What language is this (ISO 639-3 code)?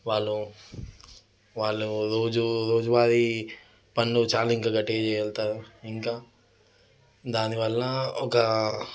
tel